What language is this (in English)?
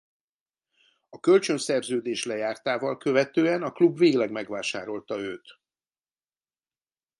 Hungarian